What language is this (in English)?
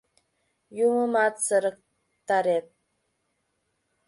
Mari